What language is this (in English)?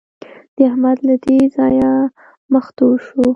Pashto